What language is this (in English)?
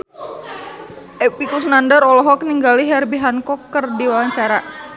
Sundanese